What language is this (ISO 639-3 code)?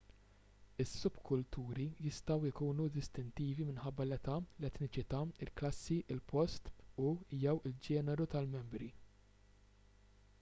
mlt